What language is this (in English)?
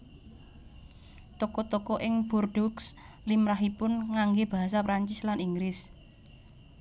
Javanese